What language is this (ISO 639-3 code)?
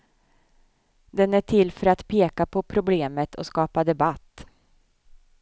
swe